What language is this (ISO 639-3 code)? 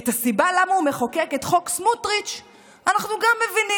heb